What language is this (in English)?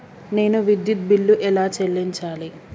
Telugu